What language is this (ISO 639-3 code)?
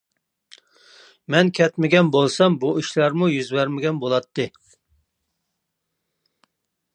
uig